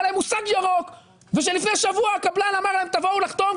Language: Hebrew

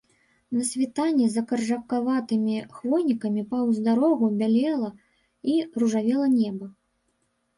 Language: Belarusian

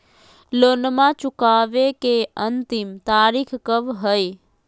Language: Magahi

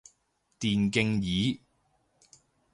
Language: Cantonese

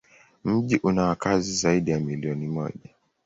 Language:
Swahili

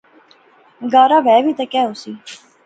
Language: Pahari-Potwari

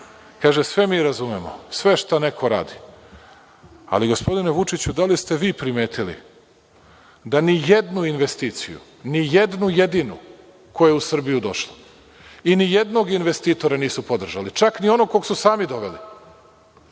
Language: Serbian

